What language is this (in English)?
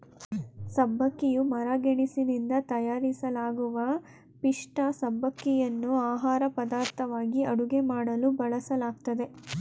Kannada